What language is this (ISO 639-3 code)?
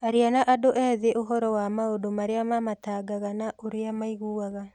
kik